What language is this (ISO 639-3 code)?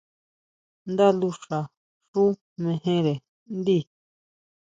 mau